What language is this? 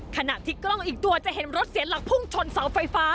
Thai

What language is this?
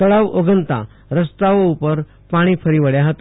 Gujarati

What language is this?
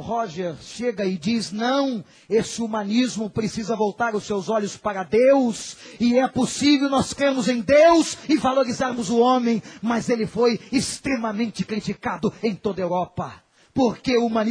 Portuguese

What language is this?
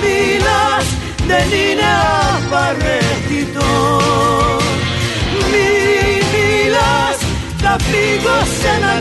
Greek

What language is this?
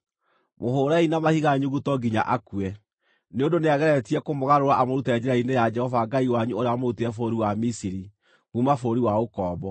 Kikuyu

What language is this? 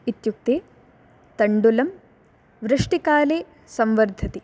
Sanskrit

